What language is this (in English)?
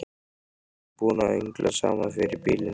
Icelandic